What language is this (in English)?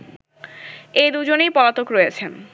Bangla